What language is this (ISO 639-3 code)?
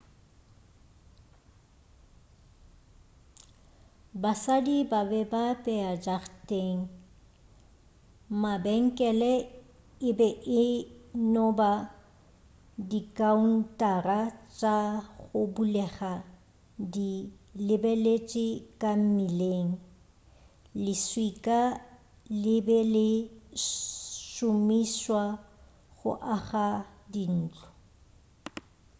nso